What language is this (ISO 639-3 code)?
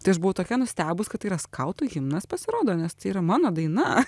lit